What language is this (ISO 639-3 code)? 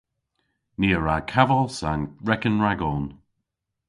cor